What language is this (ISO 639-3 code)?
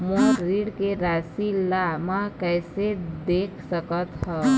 hne